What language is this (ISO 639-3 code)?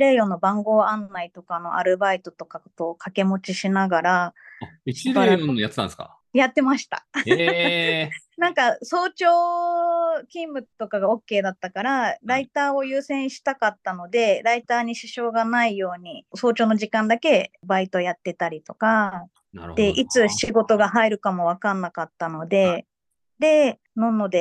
jpn